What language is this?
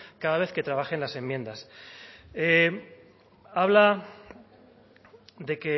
Spanish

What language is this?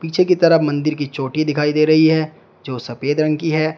Hindi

